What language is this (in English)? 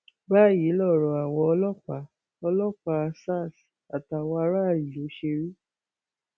Yoruba